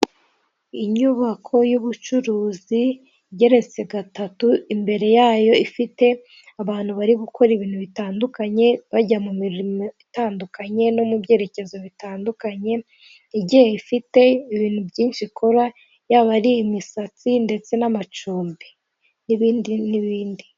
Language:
Kinyarwanda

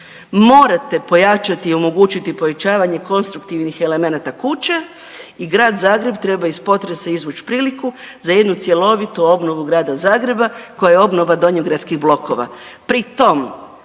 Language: Croatian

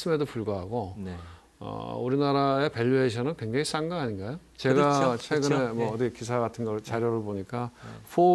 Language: Korean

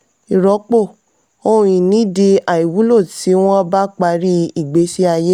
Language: Yoruba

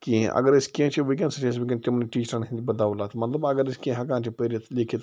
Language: Kashmiri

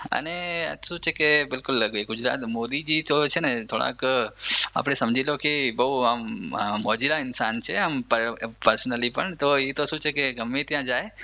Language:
Gujarati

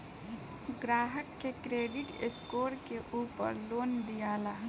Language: Bhojpuri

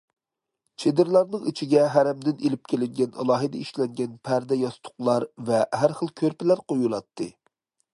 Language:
Uyghur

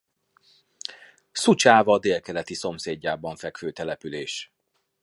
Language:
Hungarian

